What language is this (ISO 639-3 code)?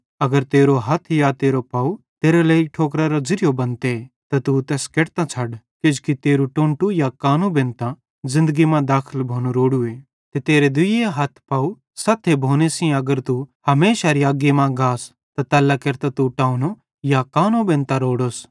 bhd